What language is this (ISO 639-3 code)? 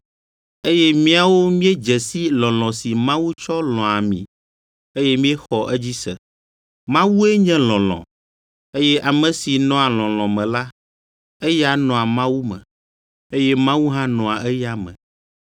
ewe